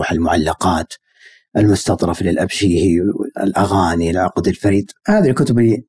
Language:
Arabic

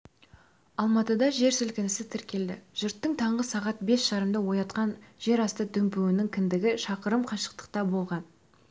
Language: Kazakh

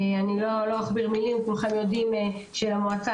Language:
Hebrew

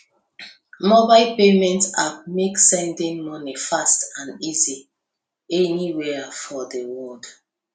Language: Nigerian Pidgin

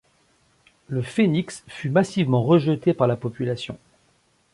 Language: French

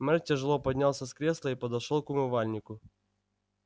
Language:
Russian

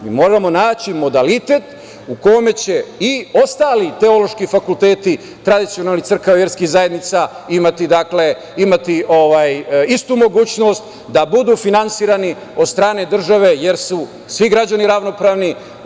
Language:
Serbian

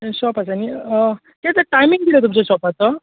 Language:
Konkani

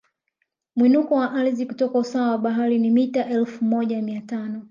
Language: Swahili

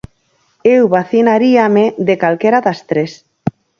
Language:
Galician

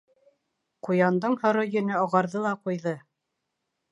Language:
Bashkir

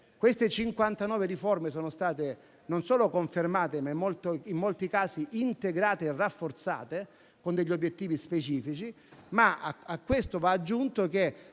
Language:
Italian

